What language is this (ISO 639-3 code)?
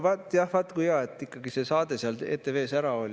est